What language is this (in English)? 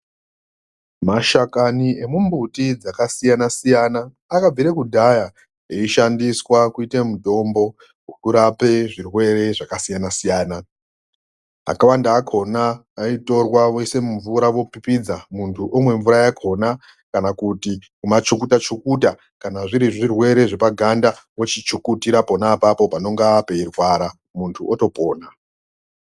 Ndau